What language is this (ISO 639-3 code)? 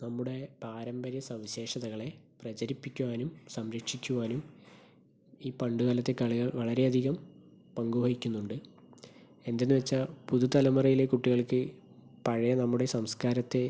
mal